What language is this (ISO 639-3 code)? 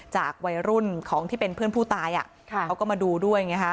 tha